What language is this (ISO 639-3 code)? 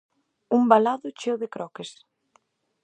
glg